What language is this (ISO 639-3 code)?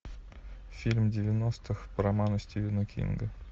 rus